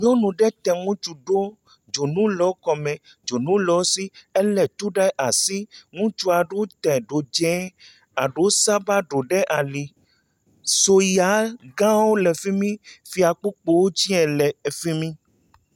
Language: Ewe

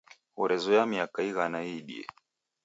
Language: Taita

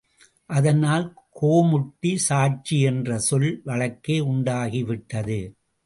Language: Tamil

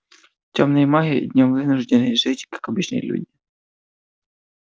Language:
Russian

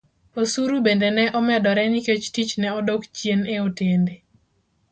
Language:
Luo (Kenya and Tanzania)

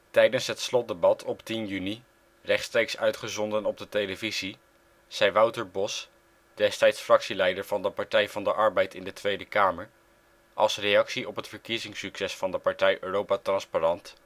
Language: Dutch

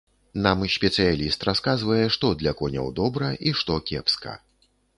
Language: Belarusian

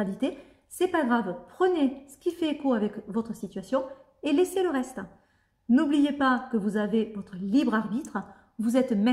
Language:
French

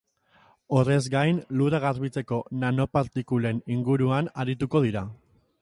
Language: Basque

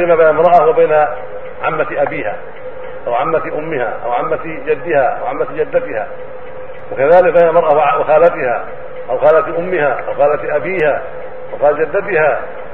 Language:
Arabic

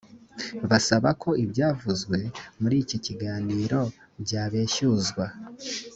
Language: Kinyarwanda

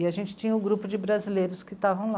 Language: Portuguese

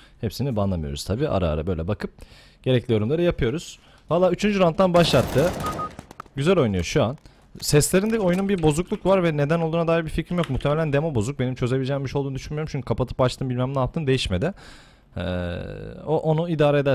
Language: Turkish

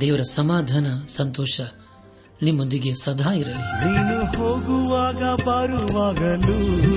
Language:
Kannada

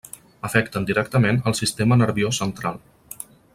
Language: Catalan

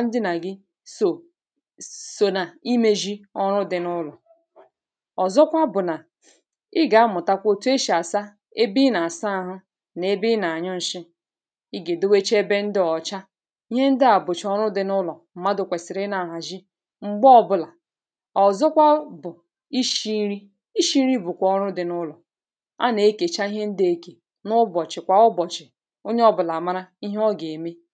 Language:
Igbo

